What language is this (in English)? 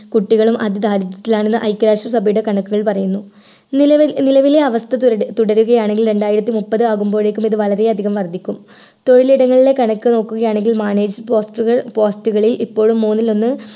Malayalam